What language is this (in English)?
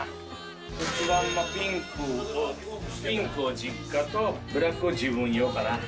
Japanese